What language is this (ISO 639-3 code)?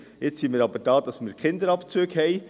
gsw